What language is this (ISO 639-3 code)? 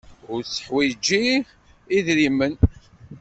kab